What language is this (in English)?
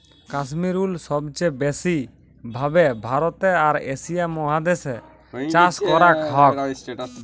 Bangla